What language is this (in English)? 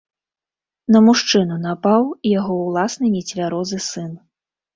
Belarusian